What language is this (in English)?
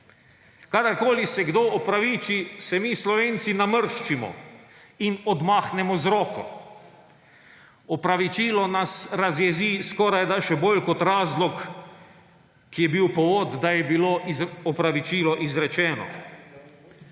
Slovenian